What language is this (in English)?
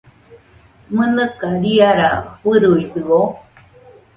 Nüpode Huitoto